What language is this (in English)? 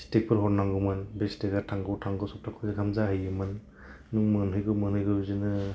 Bodo